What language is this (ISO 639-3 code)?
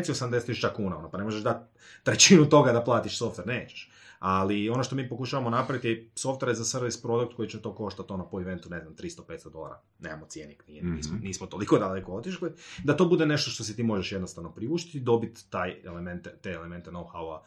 hrv